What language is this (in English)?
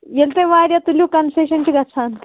Kashmiri